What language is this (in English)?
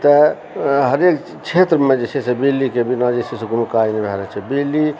Maithili